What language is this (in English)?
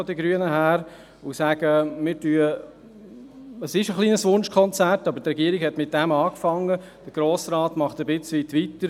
Swiss German